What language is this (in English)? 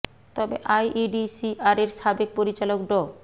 Bangla